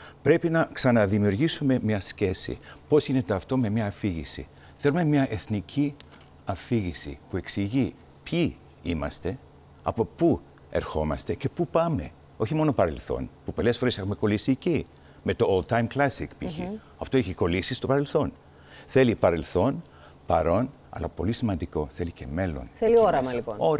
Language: Greek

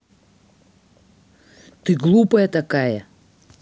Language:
Russian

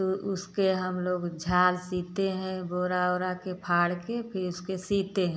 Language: Hindi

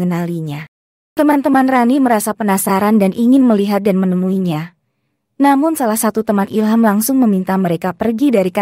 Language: Indonesian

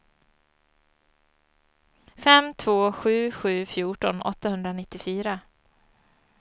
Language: Swedish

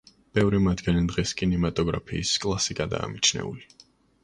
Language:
Georgian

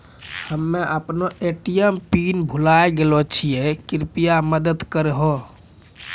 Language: Maithili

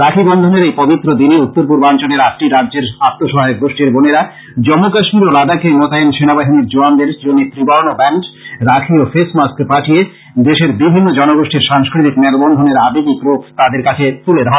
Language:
Bangla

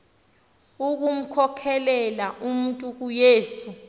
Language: Xhosa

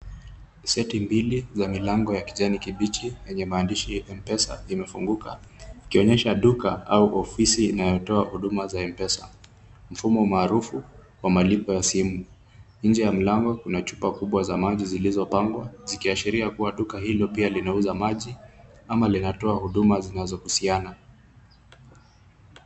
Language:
Swahili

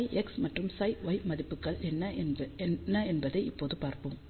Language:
Tamil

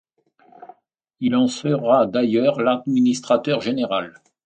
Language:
French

